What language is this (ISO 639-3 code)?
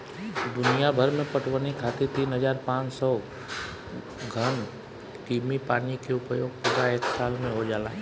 bho